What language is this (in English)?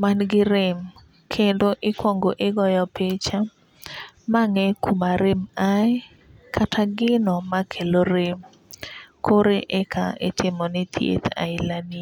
Luo (Kenya and Tanzania)